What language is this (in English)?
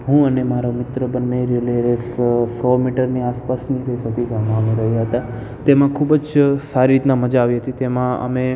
Gujarati